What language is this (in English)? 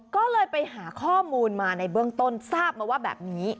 Thai